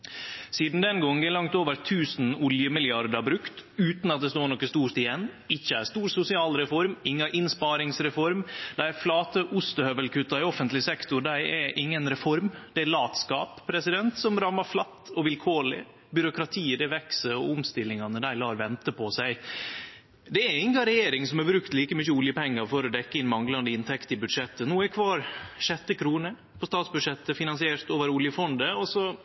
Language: Norwegian Nynorsk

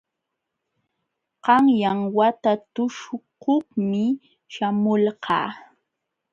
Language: Jauja Wanca Quechua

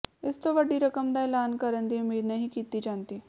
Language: Punjabi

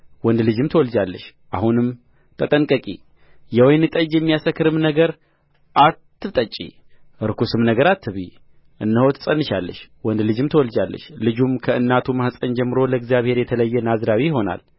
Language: Amharic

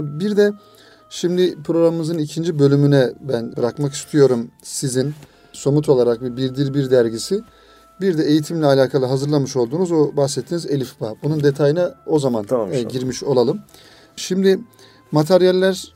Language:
Turkish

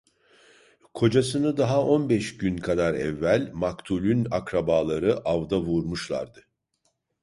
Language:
Turkish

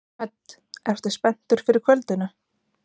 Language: Icelandic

